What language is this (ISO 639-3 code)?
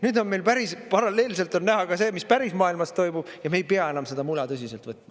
est